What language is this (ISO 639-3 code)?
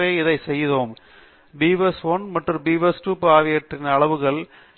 tam